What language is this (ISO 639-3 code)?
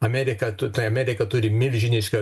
lit